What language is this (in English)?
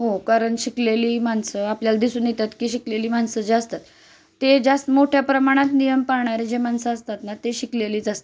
Marathi